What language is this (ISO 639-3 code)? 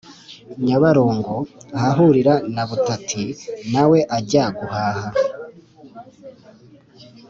kin